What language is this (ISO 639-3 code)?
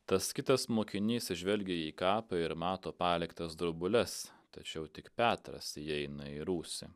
lit